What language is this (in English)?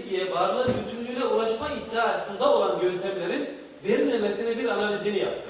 Turkish